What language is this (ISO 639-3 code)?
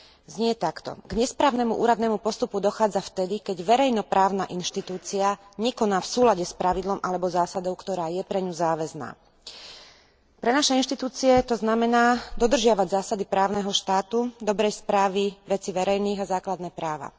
slk